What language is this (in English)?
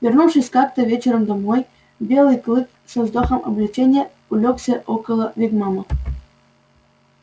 Russian